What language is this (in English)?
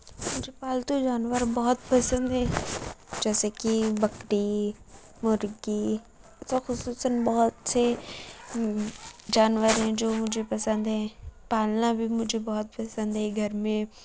Urdu